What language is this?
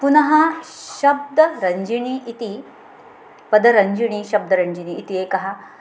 Sanskrit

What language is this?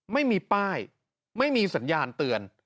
Thai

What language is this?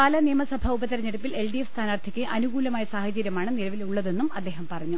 Malayalam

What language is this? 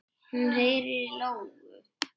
Icelandic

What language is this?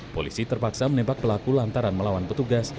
Indonesian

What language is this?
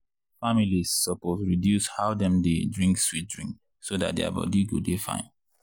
Nigerian Pidgin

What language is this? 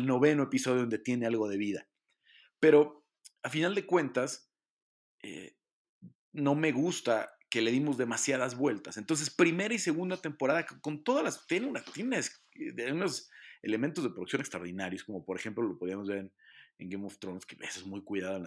Spanish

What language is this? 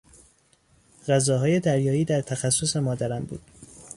Persian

